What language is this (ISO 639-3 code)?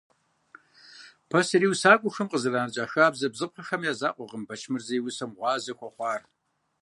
kbd